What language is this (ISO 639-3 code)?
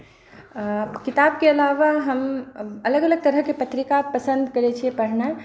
mai